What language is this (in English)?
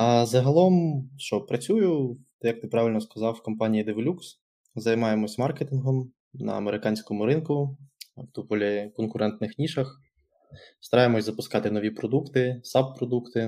Ukrainian